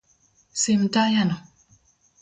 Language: Luo (Kenya and Tanzania)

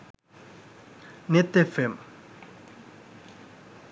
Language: Sinhala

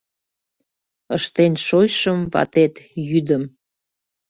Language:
Mari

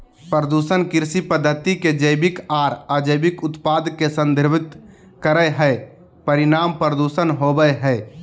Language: Magahi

